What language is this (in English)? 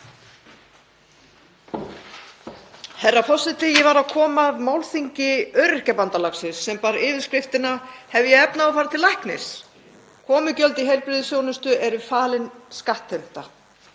Icelandic